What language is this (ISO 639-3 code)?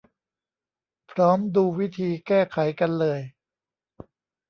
tha